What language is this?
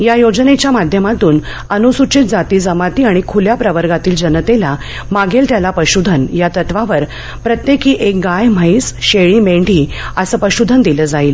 Marathi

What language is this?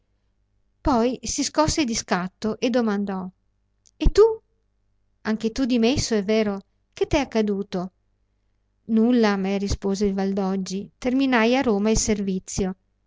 Italian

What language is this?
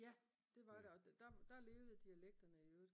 Danish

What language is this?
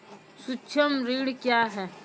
Maithili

